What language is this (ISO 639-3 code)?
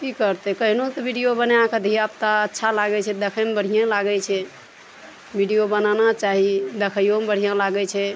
mai